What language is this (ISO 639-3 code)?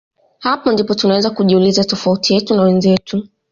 swa